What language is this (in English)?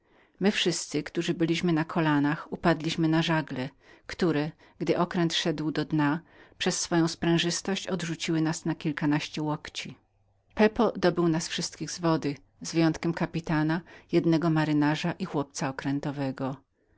Polish